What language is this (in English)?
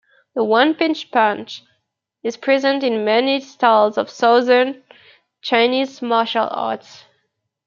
English